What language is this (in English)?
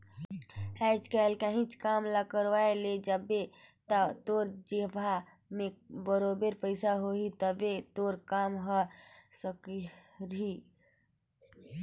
Chhattisgarhi